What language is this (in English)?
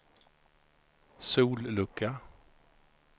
Swedish